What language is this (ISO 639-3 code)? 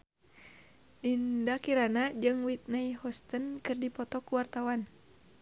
sun